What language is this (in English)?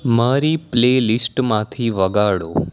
Gujarati